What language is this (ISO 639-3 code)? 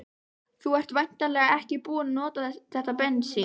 isl